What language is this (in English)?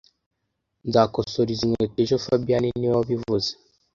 Kinyarwanda